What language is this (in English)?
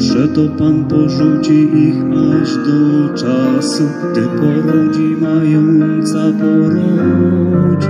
Romanian